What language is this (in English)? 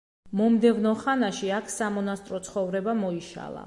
Georgian